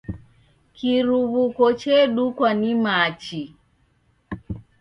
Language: Taita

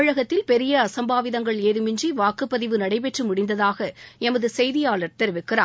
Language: Tamil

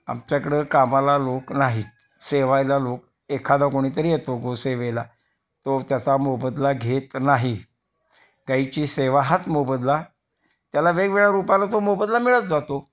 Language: Marathi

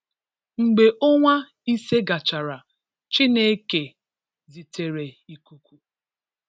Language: Igbo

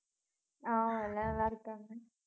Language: Tamil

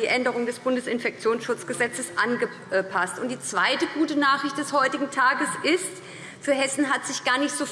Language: German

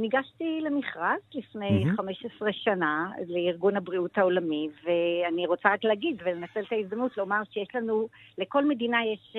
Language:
Hebrew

